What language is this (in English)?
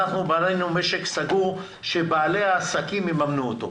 Hebrew